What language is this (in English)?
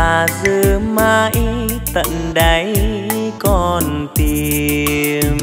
Vietnamese